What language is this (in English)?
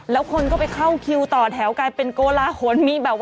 Thai